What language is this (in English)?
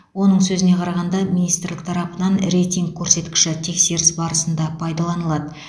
Kazakh